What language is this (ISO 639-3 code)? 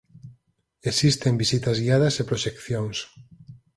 glg